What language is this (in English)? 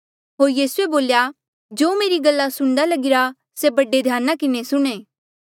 Mandeali